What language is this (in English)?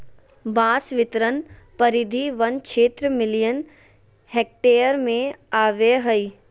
Magahi